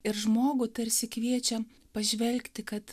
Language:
Lithuanian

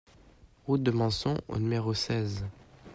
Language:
French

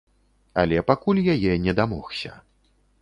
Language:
Belarusian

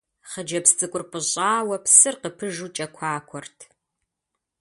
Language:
Kabardian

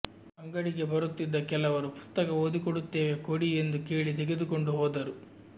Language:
Kannada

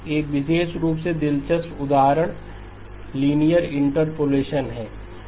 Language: Hindi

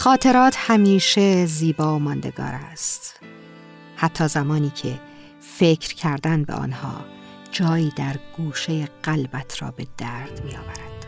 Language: Persian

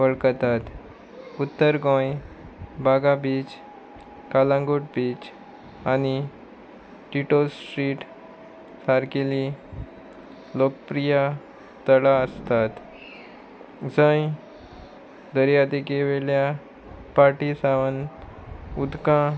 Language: Konkani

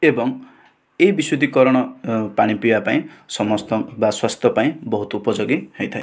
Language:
Odia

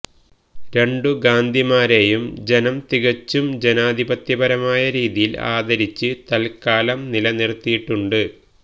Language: Malayalam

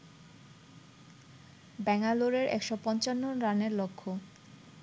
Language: Bangla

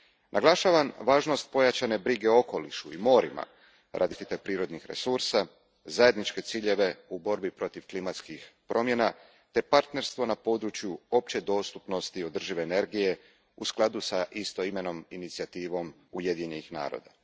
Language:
Croatian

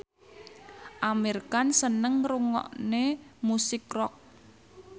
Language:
Javanese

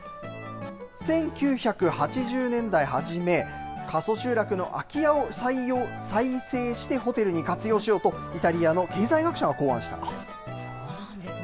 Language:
Japanese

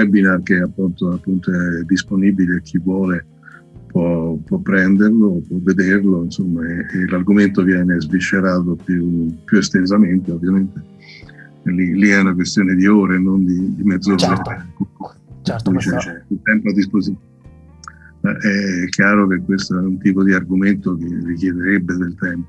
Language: Italian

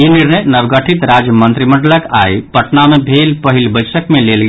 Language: Maithili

